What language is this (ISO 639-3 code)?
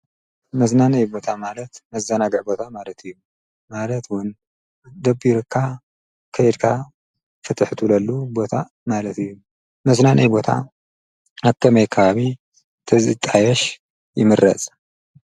tir